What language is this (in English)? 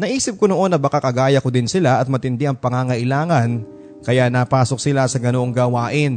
Filipino